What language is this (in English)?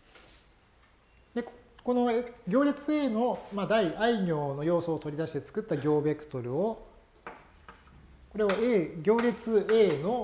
Japanese